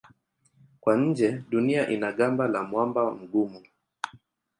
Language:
Swahili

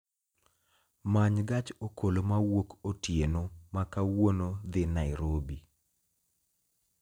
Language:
Luo (Kenya and Tanzania)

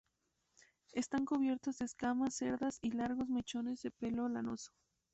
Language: Spanish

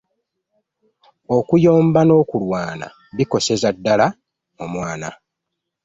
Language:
Ganda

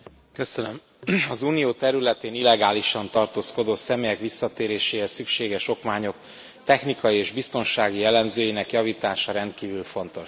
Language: Hungarian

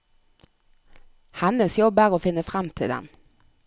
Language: Norwegian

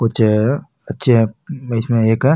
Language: Marwari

